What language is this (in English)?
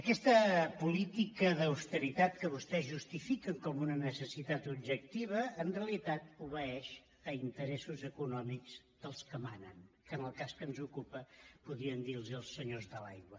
Catalan